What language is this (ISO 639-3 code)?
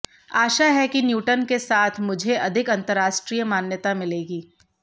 hin